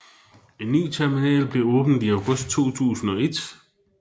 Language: Danish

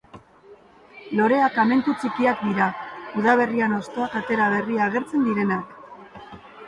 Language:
Basque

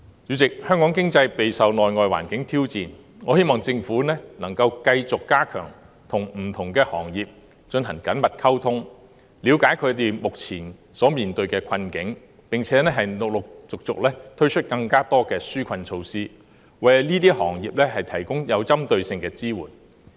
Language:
Cantonese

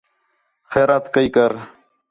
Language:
Khetrani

